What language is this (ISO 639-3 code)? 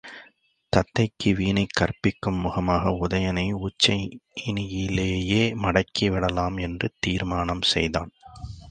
tam